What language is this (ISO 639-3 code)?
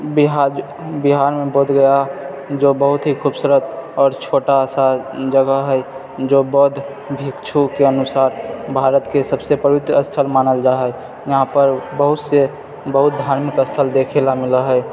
mai